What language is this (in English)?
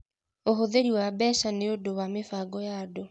Kikuyu